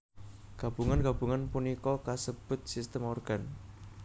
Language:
Javanese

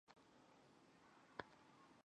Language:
Chinese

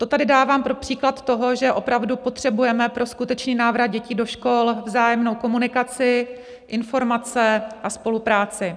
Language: Czech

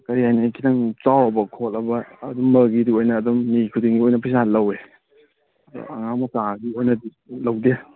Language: Manipuri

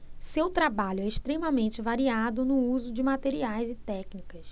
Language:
Portuguese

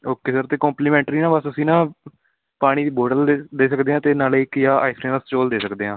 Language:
Punjabi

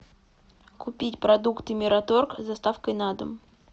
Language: Russian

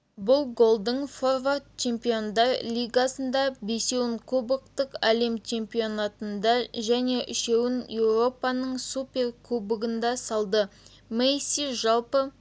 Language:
Kazakh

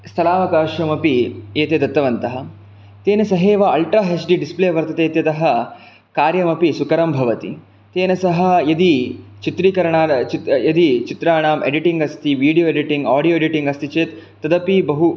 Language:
Sanskrit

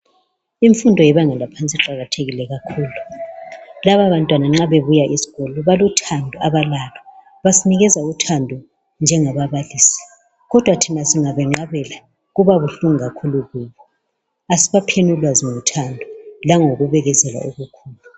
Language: North Ndebele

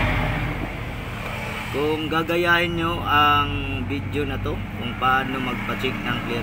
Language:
Filipino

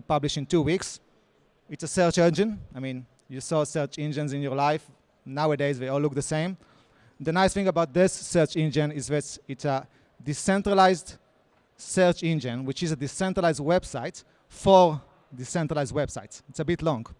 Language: English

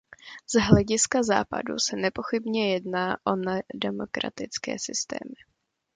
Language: Czech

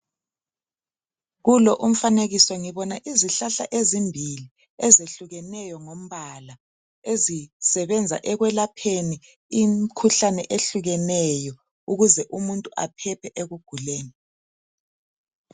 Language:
North Ndebele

